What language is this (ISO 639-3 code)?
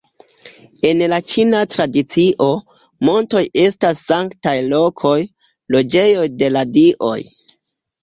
epo